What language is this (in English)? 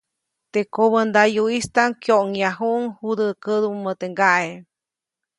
Copainalá Zoque